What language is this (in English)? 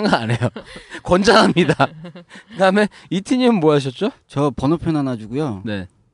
Korean